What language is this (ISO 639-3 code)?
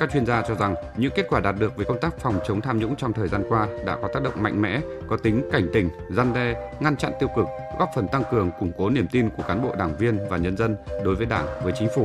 vie